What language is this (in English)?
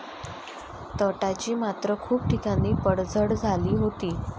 Marathi